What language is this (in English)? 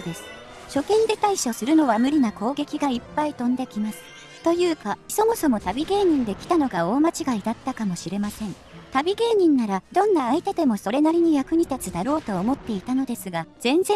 Japanese